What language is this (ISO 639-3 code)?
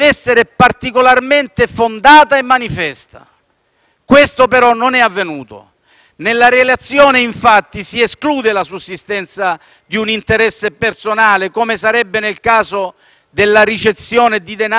ita